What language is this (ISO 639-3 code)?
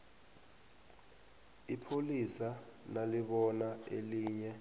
nbl